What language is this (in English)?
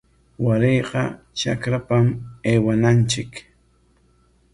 Corongo Ancash Quechua